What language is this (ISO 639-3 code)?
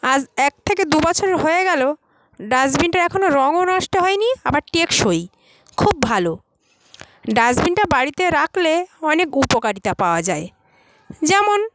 ben